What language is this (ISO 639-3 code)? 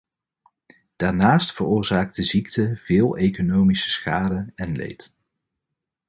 nld